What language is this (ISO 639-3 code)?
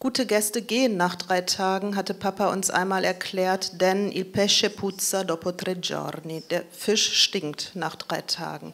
deu